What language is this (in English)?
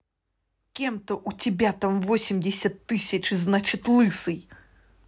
Russian